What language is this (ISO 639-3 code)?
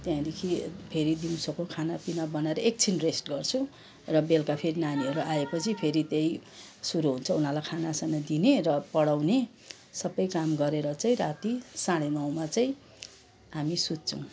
nep